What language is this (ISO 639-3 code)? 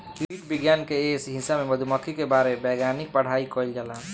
bho